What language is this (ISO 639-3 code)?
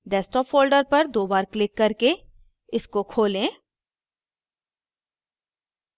hin